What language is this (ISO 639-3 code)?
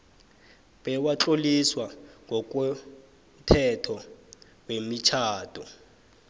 nbl